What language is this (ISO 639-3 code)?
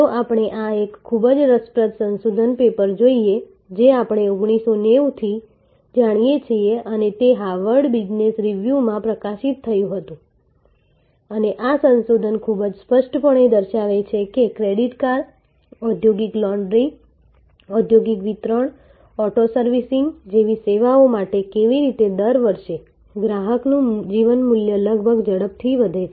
guj